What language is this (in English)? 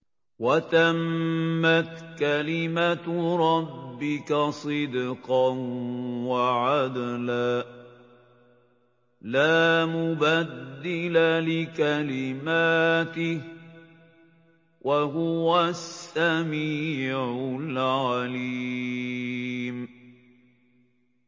Arabic